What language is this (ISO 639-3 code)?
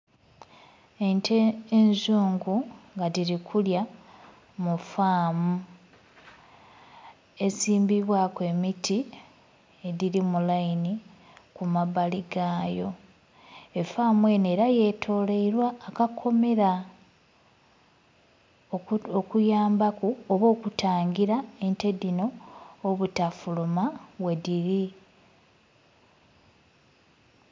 xog